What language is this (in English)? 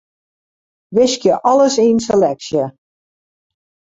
Western Frisian